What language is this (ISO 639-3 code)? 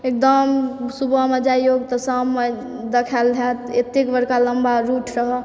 mai